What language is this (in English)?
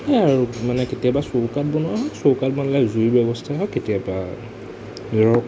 Assamese